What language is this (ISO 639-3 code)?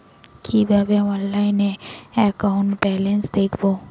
ben